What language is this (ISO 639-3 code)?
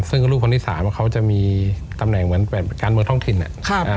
tha